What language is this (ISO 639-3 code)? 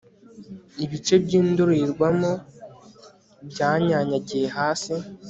kin